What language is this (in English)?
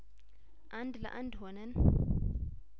Amharic